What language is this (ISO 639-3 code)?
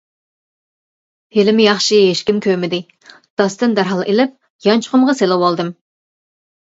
uig